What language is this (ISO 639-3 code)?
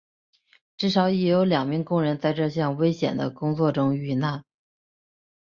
zho